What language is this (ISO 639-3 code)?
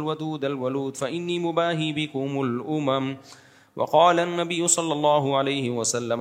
urd